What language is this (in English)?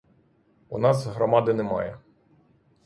Ukrainian